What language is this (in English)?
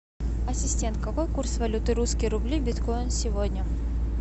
Russian